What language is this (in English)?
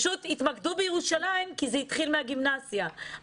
Hebrew